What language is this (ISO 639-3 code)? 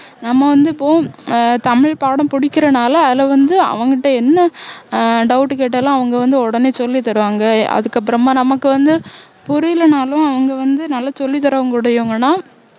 tam